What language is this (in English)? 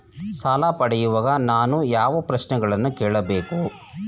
Kannada